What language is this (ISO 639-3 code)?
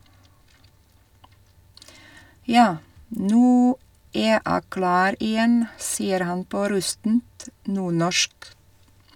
nor